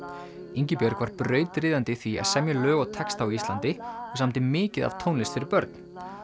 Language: Icelandic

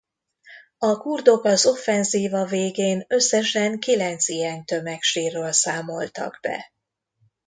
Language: Hungarian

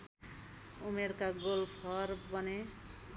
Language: Nepali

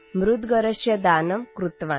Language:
Urdu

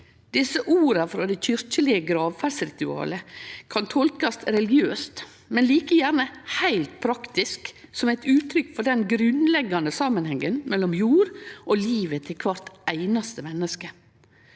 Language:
Norwegian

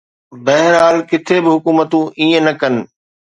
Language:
Sindhi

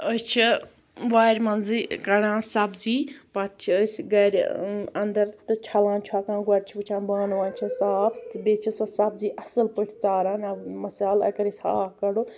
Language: Kashmiri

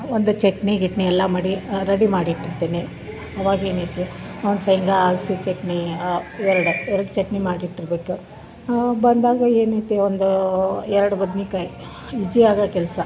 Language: Kannada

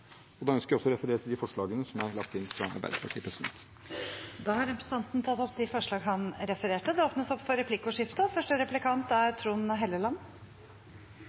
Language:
Norwegian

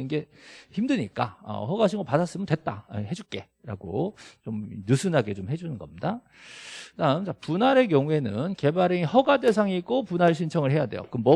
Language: Korean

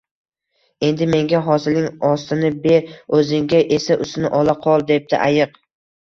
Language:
Uzbek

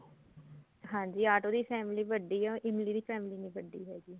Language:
Punjabi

